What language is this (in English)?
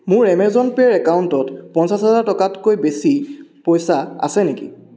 Assamese